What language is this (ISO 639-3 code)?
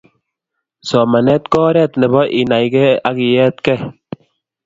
kln